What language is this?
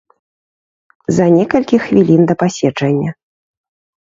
Belarusian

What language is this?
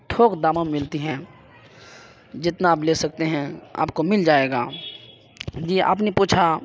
Urdu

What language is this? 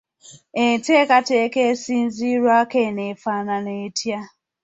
Ganda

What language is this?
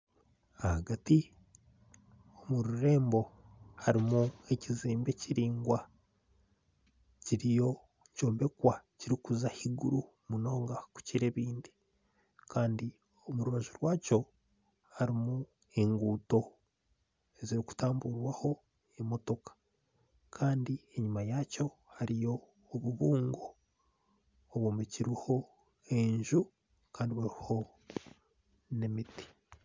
Nyankole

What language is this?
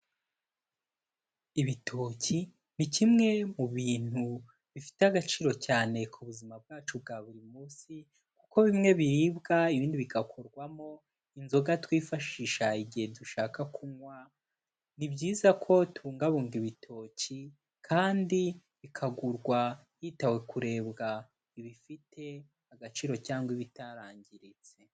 Kinyarwanda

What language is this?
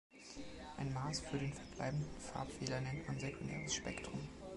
German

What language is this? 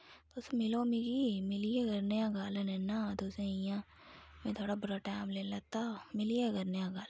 Dogri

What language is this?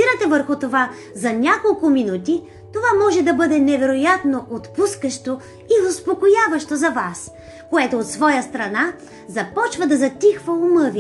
Bulgarian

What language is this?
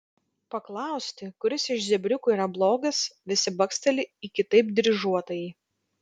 Lithuanian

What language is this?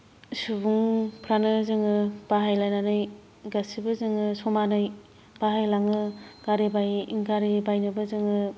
Bodo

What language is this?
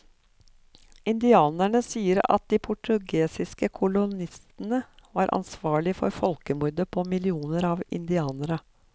Norwegian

